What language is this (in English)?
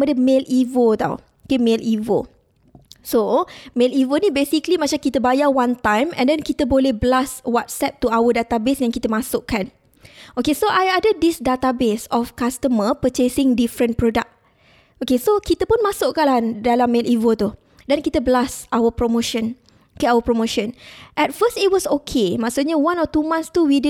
Malay